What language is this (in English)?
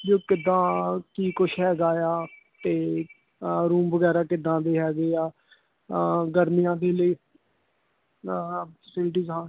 Punjabi